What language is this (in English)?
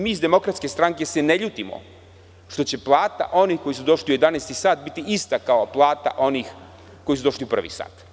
Serbian